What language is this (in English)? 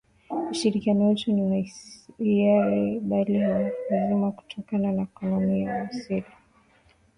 Swahili